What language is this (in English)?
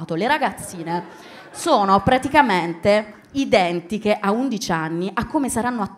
Italian